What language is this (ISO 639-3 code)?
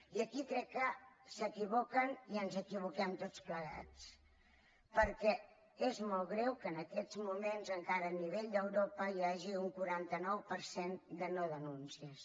cat